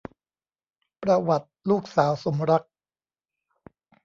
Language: Thai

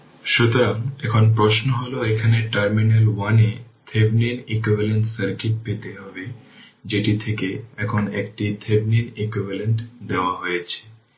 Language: Bangla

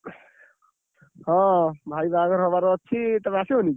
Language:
Odia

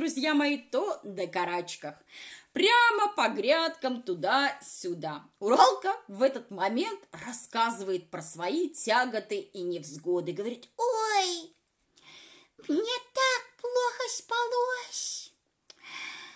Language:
Russian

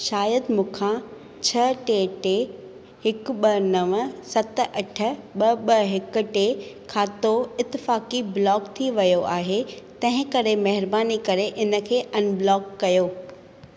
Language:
Sindhi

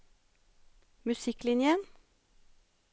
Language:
Norwegian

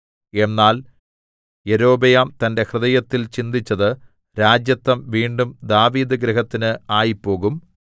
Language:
Malayalam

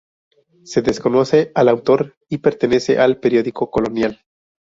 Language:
Spanish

